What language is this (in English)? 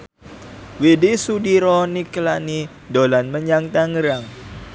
Javanese